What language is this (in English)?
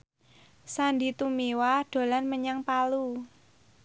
Javanese